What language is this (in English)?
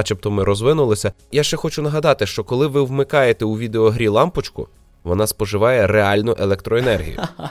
Ukrainian